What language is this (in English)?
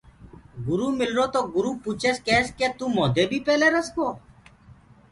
Gurgula